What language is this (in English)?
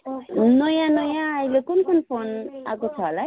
Nepali